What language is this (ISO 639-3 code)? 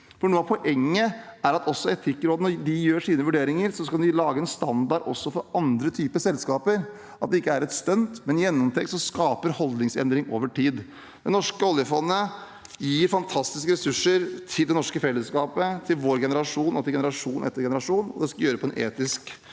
nor